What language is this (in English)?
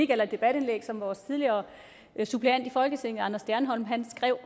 Danish